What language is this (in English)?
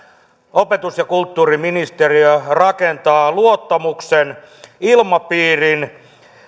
Finnish